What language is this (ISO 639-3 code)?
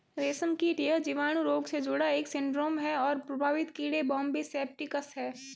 hin